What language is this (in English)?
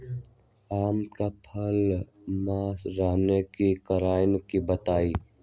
Magahi